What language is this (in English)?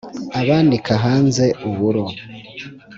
Kinyarwanda